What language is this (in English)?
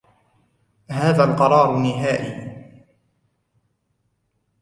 Arabic